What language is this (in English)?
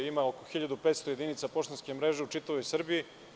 Serbian